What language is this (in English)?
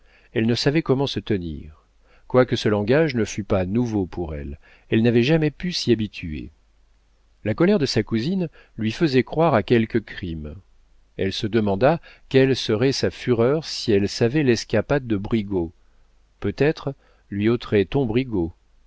French